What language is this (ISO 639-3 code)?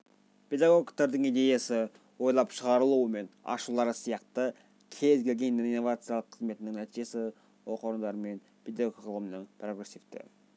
kaz